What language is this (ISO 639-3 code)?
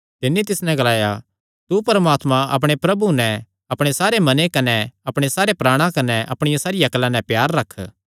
xnr